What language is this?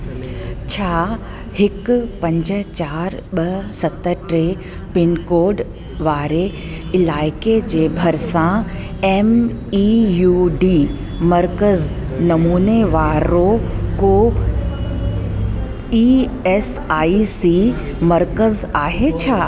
Sindhi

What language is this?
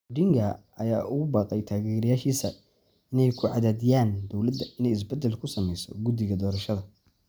Somali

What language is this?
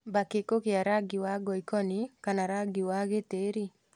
Kikuyu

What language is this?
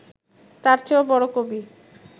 Bangla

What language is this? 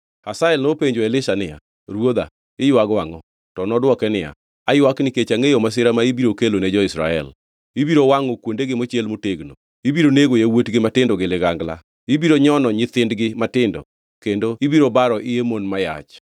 Luo (Kenya and Tanzania)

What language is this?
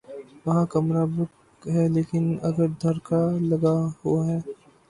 Urdu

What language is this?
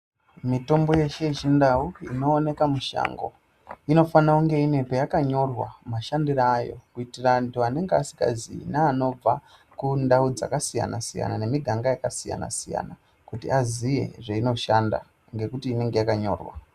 Ndau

